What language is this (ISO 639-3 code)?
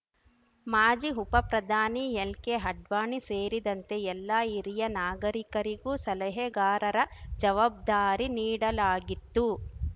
kan